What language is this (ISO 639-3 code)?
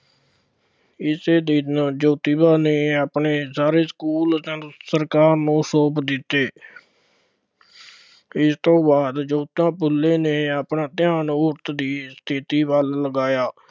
pan